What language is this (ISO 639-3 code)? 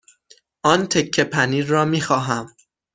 fas